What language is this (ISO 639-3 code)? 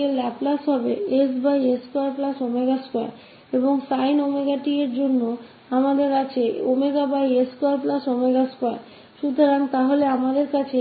hin